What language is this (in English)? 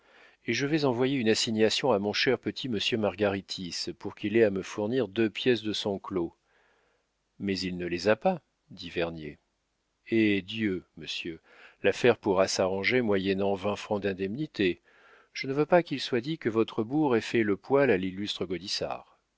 French